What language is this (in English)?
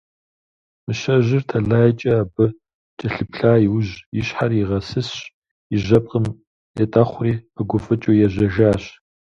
Kabardian